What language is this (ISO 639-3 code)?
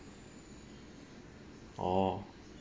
eng